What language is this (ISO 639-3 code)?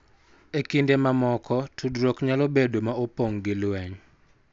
luo